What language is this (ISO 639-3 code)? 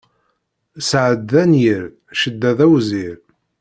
kab